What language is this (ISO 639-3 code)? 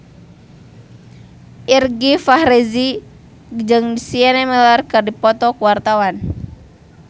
sun